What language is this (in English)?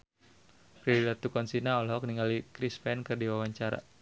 Sundanese